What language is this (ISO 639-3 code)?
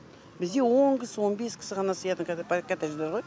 kaz